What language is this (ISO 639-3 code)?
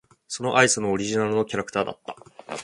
jpn